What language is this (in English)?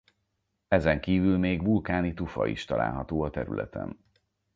Hungarian